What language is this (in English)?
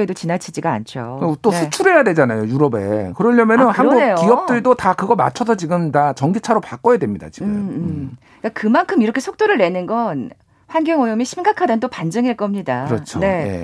Korean